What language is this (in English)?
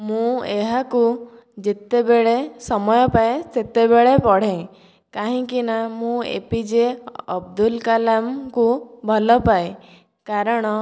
Odia